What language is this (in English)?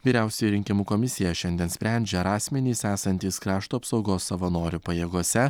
Lithuanian